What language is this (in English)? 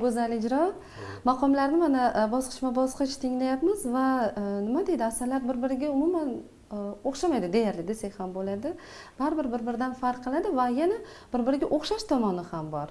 Uzbek